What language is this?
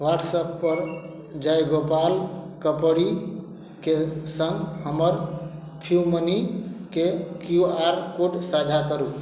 Maithili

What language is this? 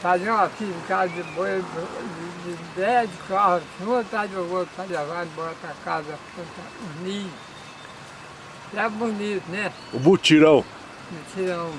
Portuguese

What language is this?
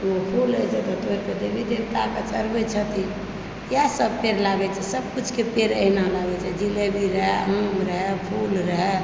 Maithili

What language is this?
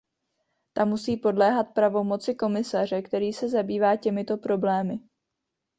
Czech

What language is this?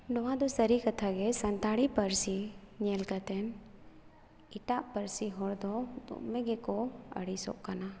Santali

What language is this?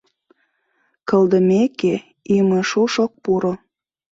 Mari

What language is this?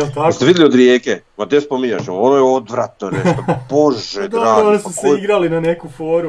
Croatian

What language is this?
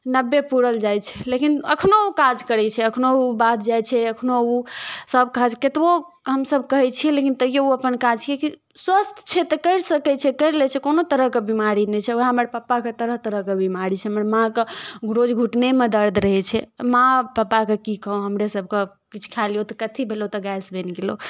Maithili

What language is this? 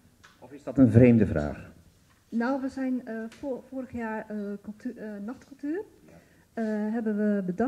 Dutch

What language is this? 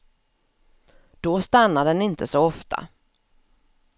Swedish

